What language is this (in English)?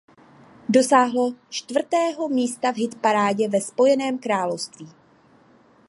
Czech